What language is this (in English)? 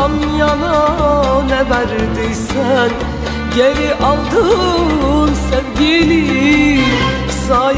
Turkish